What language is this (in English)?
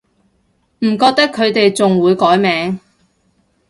Cantonese